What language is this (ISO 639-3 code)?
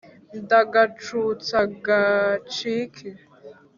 kin